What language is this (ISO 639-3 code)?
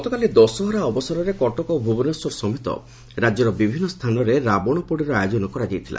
ori